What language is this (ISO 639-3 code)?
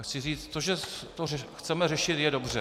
ces